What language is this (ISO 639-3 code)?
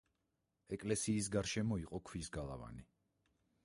kat